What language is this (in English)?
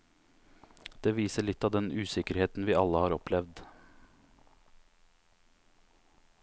Norwegian